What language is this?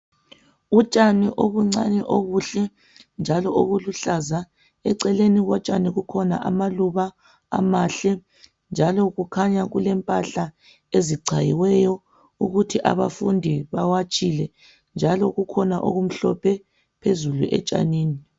North Ndebele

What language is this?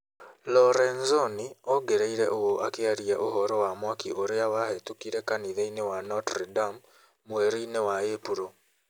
Kikuyu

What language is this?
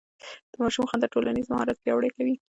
Pashto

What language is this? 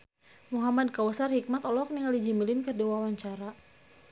Sundanese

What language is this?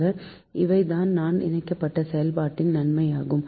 Tamil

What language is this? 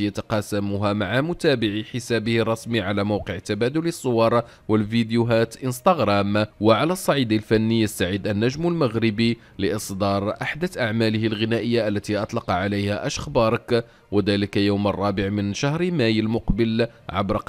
Arabic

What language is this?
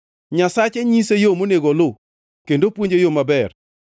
Luo (Kenya and Tanzania)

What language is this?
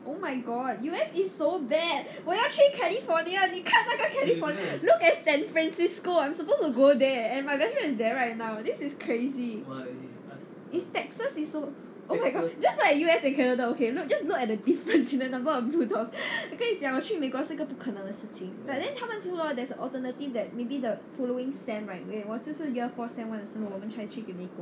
English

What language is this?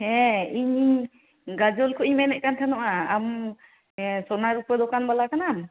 Santali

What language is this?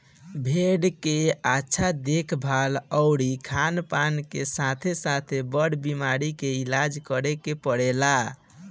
Bhojpuri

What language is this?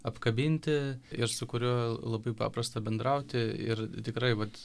Lithuanian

